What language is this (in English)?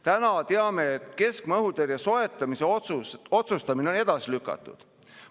Estonian